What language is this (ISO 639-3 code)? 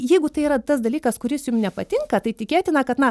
lit